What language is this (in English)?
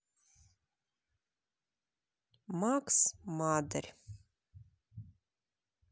Russian